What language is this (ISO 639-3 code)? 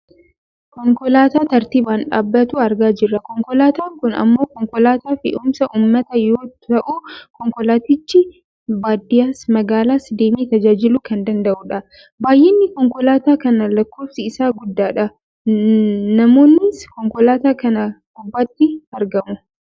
orm